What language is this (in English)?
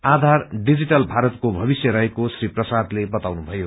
Nepali